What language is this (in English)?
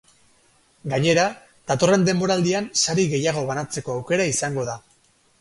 Basque